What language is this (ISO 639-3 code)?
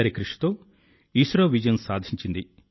tel